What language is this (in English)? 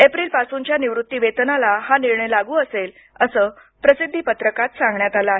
Marathi